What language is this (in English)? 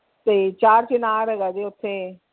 Punjabi